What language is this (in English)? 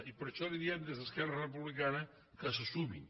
Catalan